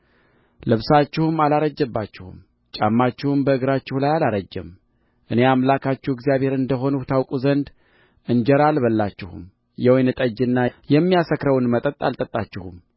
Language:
Amharic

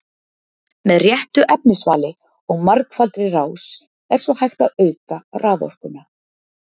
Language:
Icelandic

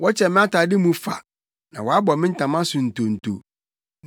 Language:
Akan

